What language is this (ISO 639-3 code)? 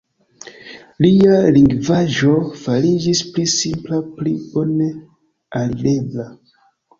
epo